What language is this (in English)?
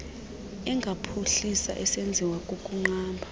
Xhosa